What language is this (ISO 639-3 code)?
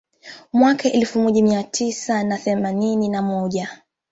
swa